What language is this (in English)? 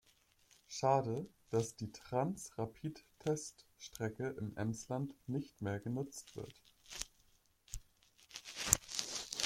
German